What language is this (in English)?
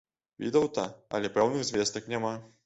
Belarusian